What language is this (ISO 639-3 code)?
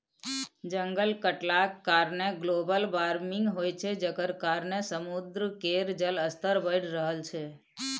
mai